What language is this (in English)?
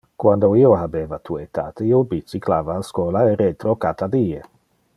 Interlingua